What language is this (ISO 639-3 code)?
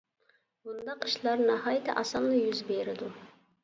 uig